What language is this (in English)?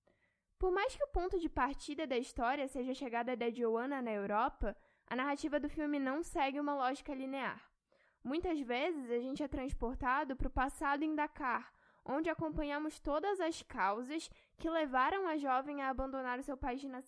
Portuguese